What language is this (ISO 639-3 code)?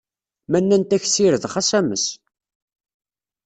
kab